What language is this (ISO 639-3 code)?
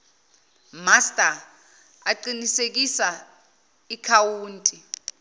zul